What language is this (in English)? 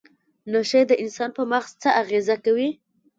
Pashto